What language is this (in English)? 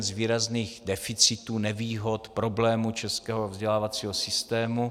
Czech